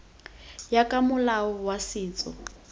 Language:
Tswana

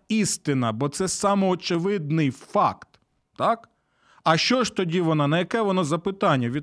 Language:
Ukrainian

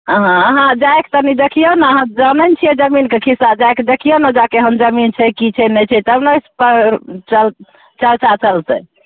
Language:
Maithili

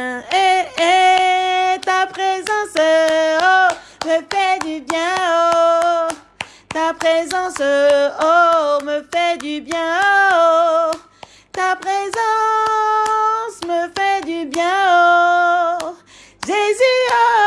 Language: French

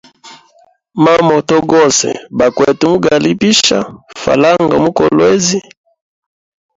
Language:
Hemba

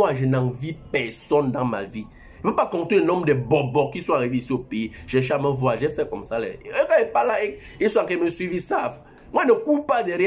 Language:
French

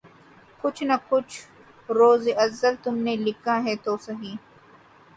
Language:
Urdu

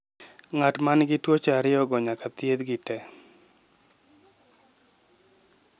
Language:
Luo (Kenya and Tanzania)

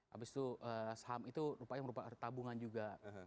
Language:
Indonesian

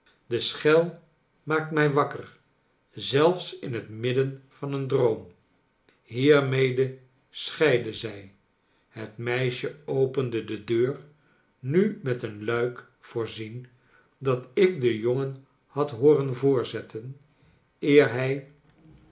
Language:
Dutch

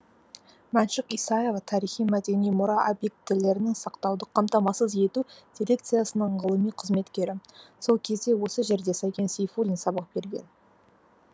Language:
Kazakh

